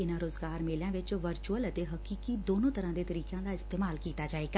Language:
Punjabi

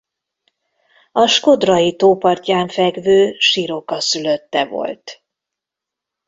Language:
Hungarian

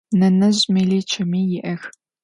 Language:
Adyghe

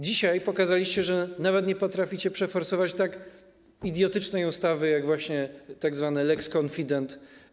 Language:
Polish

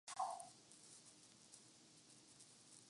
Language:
Urdu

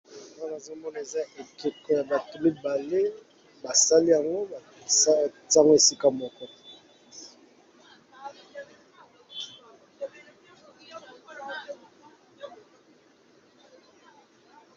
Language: Lingala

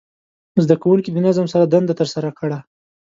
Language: Pashto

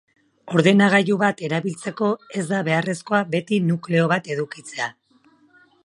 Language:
Basque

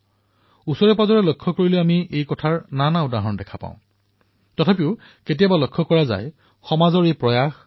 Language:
Assamese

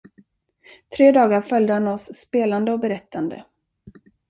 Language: Swedish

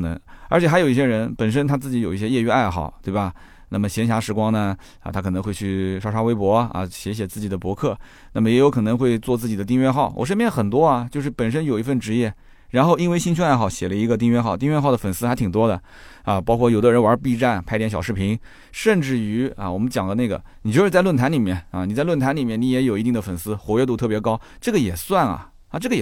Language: Chinese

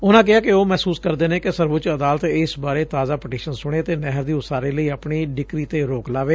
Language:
Punjabi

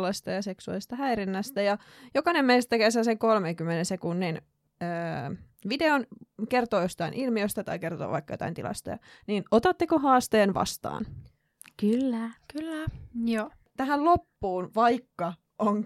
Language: Finnish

